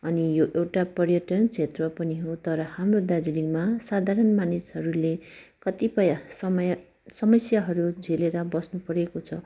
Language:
Nepali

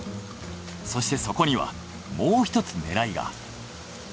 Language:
Japanese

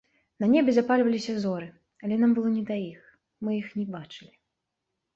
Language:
Belarusian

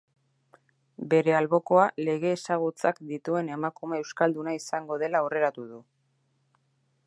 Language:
Basque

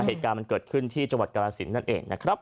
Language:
Thai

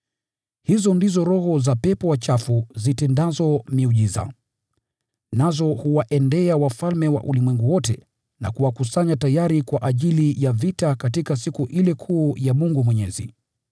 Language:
Swahili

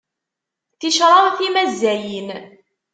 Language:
Kabyle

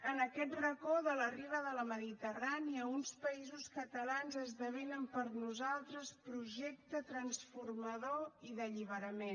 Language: Catalan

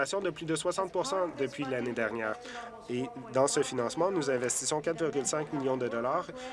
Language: French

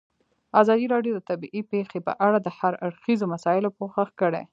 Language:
Pashto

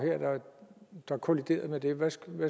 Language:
Danish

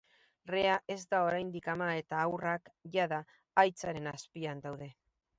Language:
Basque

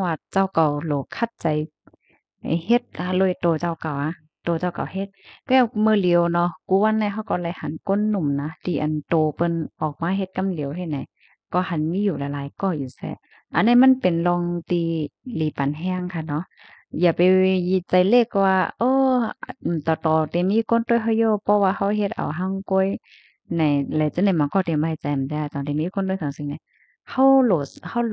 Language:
Thai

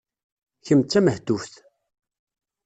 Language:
Kabyle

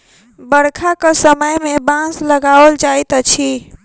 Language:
Maithili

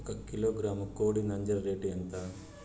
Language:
Telugu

